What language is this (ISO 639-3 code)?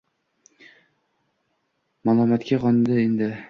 uzb